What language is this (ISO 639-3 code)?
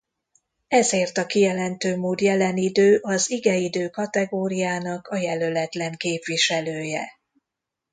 hun